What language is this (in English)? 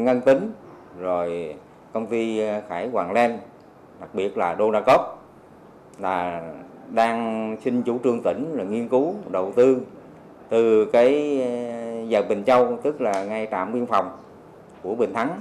Vietnamese